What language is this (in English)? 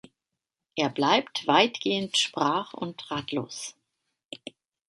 German